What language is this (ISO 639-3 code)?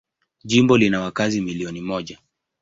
swa